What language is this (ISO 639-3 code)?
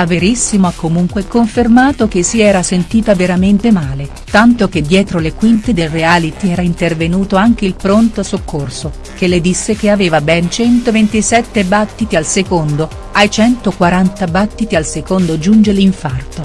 ita